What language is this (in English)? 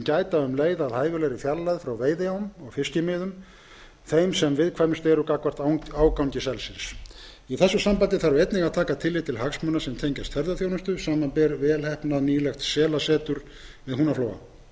Icelandic